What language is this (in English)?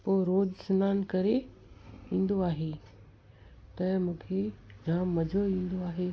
Sindhi